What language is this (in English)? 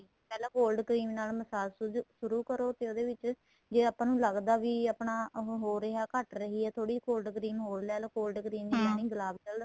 Punjabi